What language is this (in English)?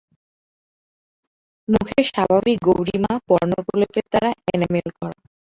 Bangla